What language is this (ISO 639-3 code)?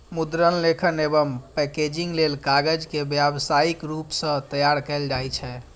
mai